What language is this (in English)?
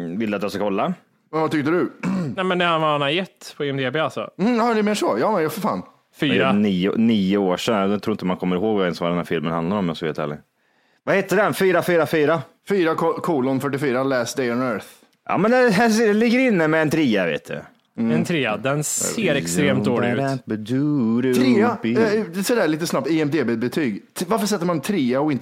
Swedish